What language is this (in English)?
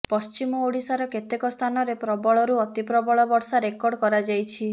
Odia